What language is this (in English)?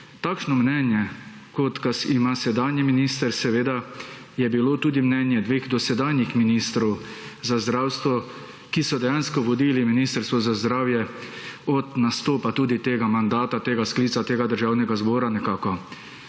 Slovenian